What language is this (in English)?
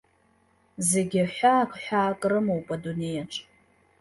Abkhazian